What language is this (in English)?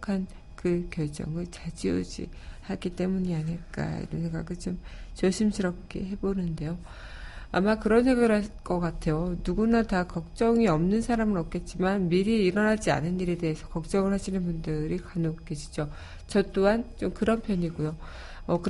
Korean